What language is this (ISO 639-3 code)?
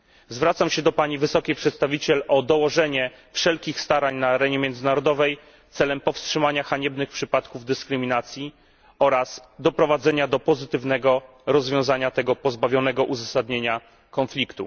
pol